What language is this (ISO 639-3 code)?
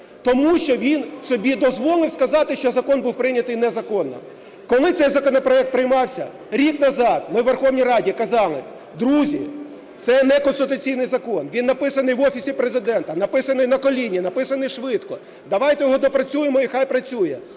ukr